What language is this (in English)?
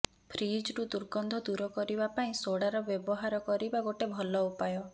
Odia